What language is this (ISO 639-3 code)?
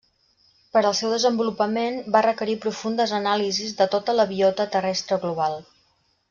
cat